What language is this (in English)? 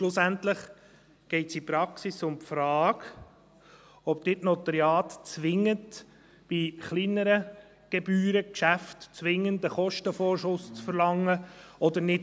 Swiss German